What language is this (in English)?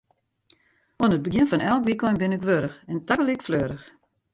Western Frisian